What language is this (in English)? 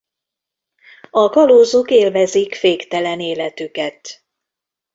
Hungarian